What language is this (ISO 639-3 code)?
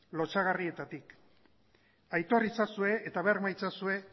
eus